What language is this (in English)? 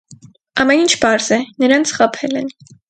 Armenian